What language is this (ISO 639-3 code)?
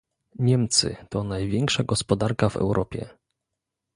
pol